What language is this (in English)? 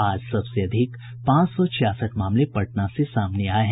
Hindi